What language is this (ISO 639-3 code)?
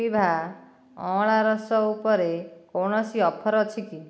ori